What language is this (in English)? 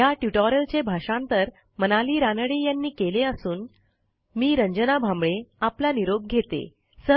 Marathi